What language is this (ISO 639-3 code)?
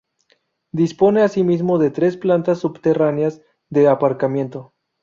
spa